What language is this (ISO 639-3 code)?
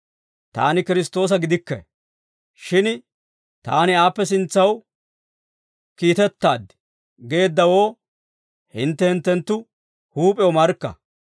dwr